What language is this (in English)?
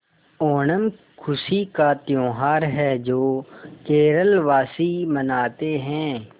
Hindi